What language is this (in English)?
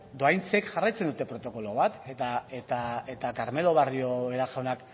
Basque